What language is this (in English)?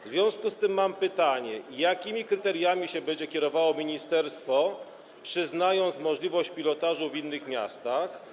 Polish